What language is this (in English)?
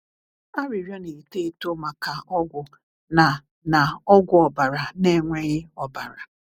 Igbo